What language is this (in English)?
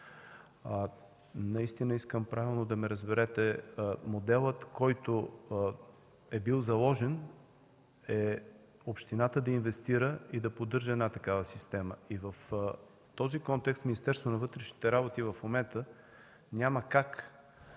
Bulgarian